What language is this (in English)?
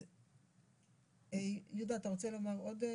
Hebrew